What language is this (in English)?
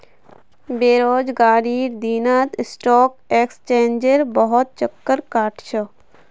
Magahi